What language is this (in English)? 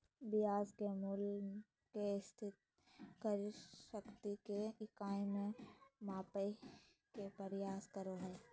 Magahi